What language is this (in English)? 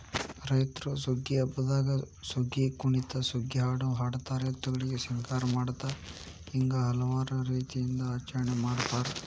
Kannada